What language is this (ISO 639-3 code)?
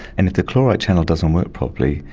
eng